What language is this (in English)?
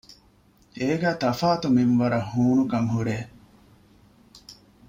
Divehi